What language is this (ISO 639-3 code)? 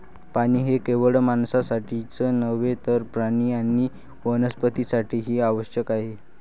mar